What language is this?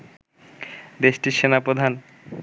Bangla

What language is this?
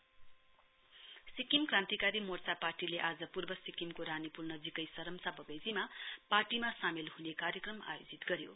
Nepali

